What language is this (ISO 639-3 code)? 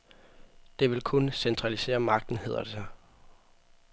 dan